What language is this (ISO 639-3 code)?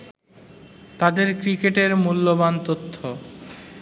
ben